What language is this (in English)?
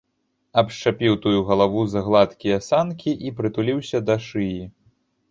Belarusian